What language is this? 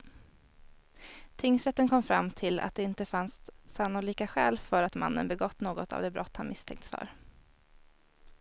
Swedish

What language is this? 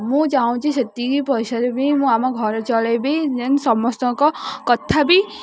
Odia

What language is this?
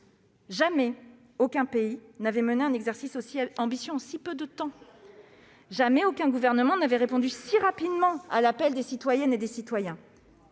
French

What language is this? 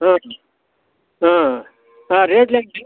Telugu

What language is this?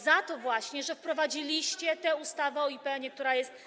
Polish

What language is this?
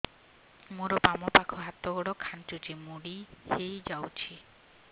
Odia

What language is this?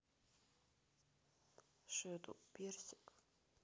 Russian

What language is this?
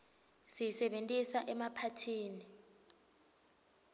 Swati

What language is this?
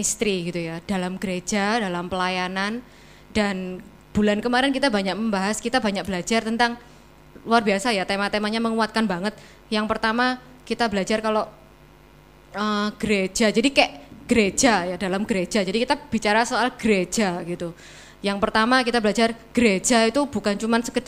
Indonesian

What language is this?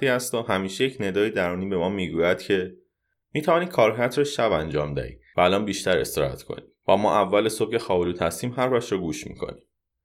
Persian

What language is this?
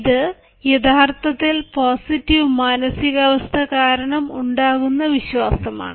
Malayalam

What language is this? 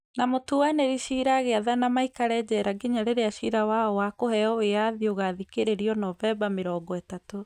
Kikuyu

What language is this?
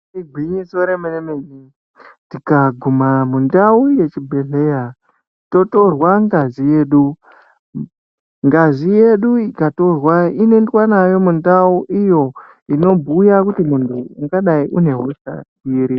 Ndau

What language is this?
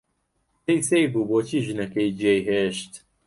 Central Kurdish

